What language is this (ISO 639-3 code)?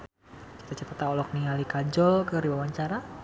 sun